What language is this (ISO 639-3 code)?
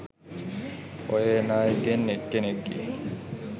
sin